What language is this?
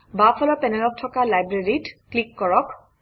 Assamese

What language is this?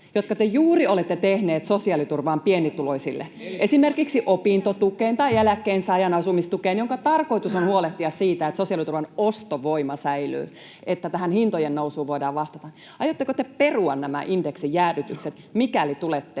Finnish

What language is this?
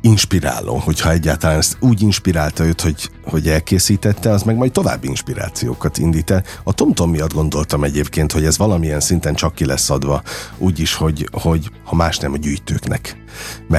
Hungarian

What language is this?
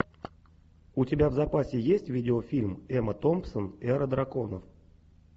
Russian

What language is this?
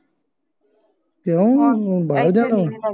Punjabi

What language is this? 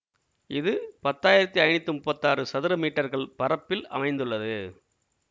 Tamil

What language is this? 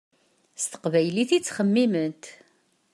Kabyle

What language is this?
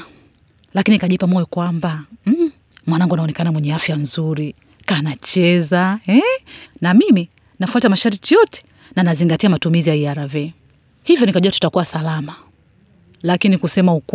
Swahili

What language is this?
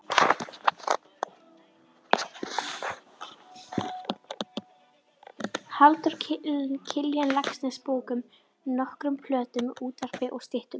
Icelandic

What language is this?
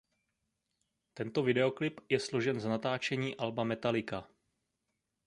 Czech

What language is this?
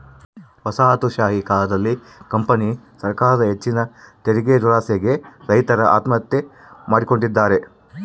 Kannada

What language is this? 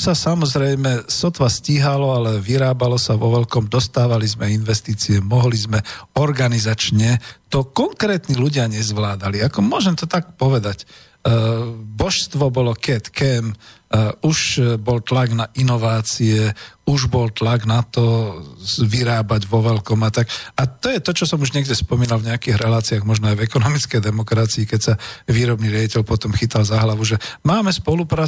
Slovak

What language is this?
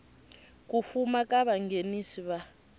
Tsonga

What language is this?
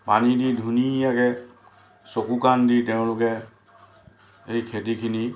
Assamese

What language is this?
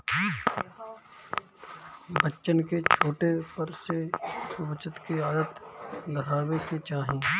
Bhojpuri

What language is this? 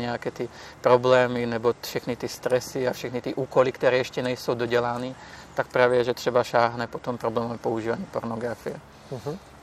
Czech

